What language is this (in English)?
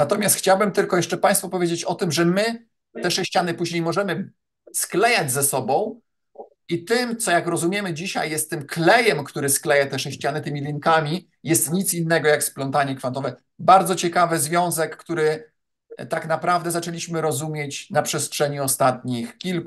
Polish